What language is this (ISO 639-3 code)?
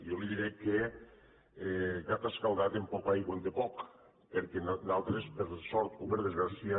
cat